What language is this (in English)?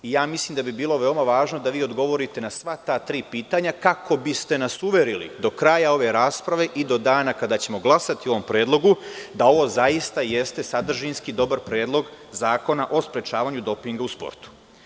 Serbian